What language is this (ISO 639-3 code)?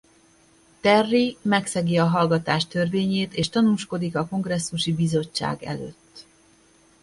hun